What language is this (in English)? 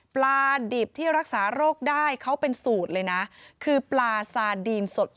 Thai